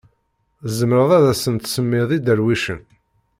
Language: Kabyle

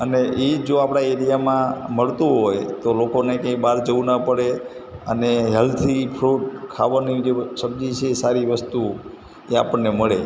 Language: Gujarati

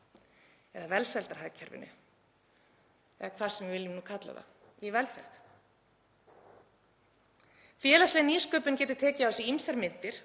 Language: Icelandic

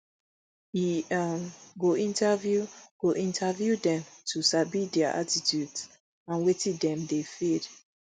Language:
Nigerian Pidgin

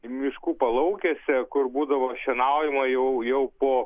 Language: Lithuanian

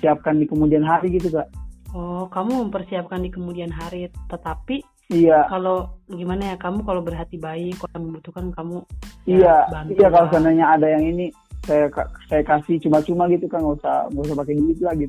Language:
Indonesian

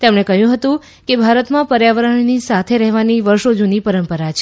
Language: Gujarati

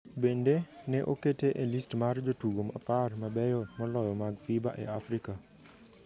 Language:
Luo (Kenya and Tanzania)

